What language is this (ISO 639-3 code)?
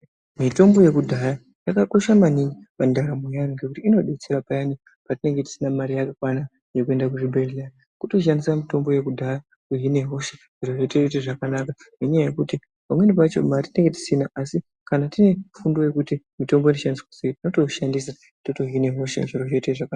ndc